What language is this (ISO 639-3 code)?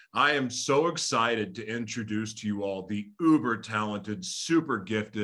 eng